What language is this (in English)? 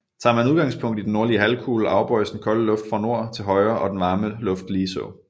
Danish